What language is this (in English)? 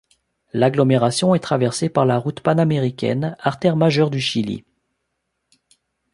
French